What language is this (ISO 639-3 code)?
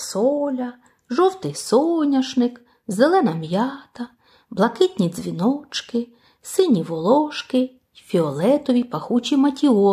ukr